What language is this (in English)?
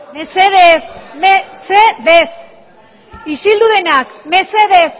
Basque